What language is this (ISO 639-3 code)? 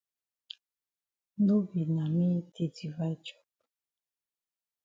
wes